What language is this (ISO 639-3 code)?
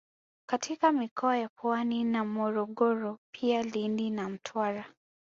swa